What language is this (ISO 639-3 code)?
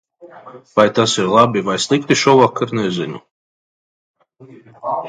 lav